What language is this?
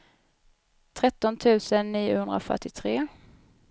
Swedish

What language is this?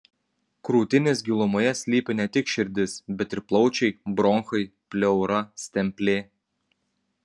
Lithuanian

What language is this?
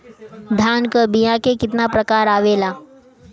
Bhojpuri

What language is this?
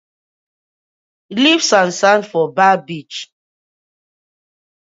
Nigerian Pidgin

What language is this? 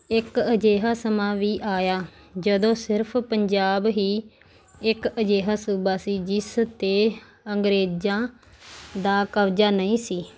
Punjabi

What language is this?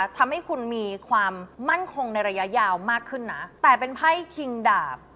Thai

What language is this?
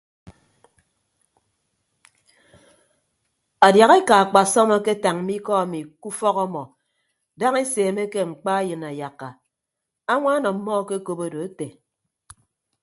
Ibibio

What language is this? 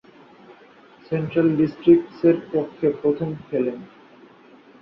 Bangla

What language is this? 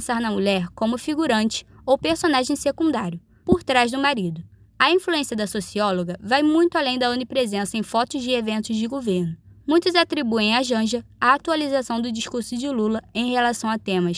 Portuguese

